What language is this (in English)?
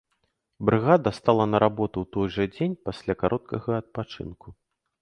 Belarusian